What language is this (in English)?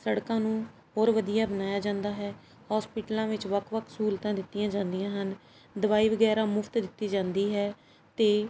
Punjabi